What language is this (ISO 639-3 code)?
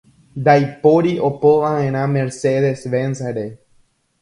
grn